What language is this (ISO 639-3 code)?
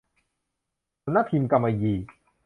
tha